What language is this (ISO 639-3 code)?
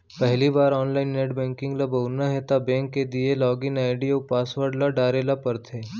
hne